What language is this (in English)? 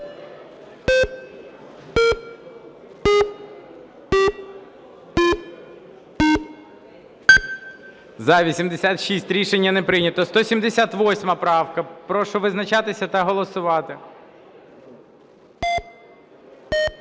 Ukrainian